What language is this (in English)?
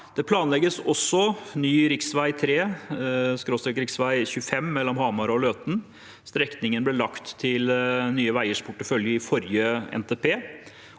Norwegian